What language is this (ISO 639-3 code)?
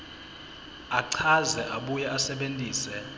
ssw